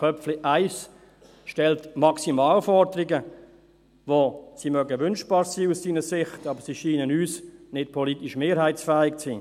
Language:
Swiss German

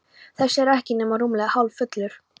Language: Icelandic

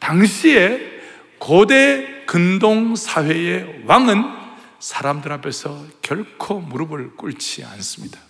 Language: Korean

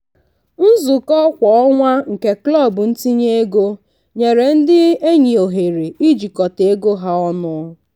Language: Igbo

